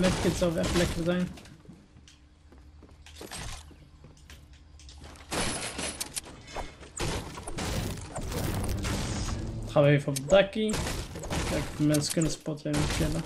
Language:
Dutch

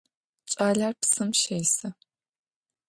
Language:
Adyghe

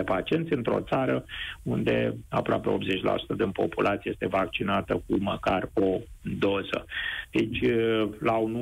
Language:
Romanian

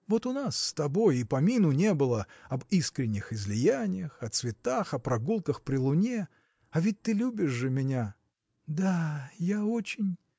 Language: Russian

